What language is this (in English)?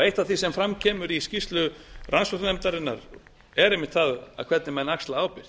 Icelandic